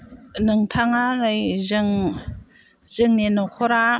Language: Bodo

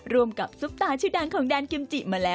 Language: Thai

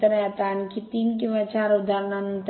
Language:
Marathi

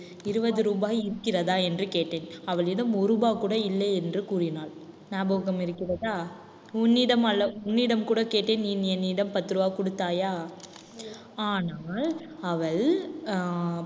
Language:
Tamil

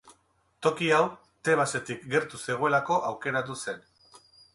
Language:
Basque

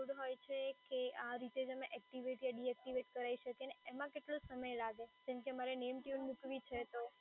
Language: Gujarati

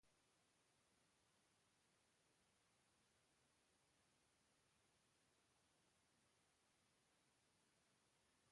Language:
Portuguese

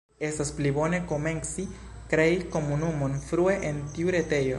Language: Esperanto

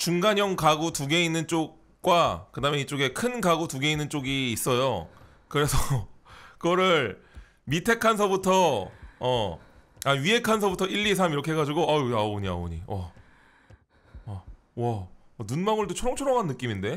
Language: Korean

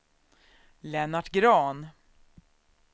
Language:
Swedish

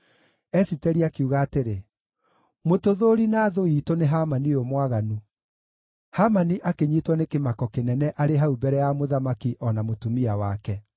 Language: Kikuyu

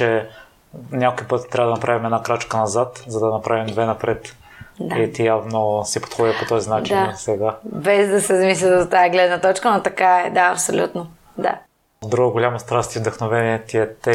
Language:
Bulgarian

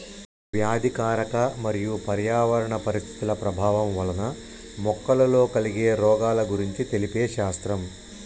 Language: Telugu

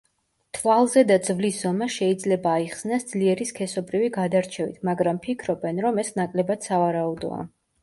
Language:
Georgian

